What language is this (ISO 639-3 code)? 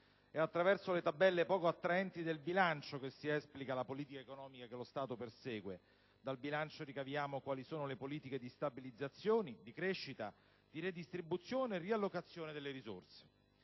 ita